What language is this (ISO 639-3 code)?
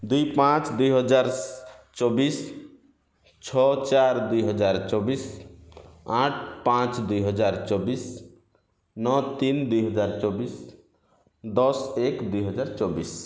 ori